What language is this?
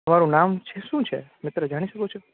Gujarati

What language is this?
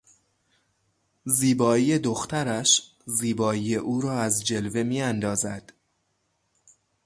Persian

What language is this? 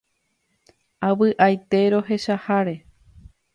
Guarani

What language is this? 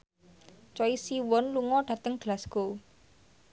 Javanese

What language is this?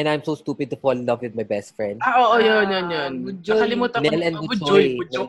Filipino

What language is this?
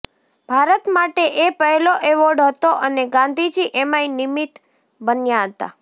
Gujarati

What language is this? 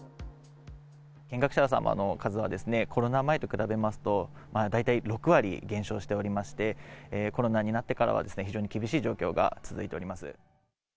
Japanese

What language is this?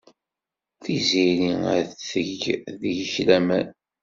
Kabyle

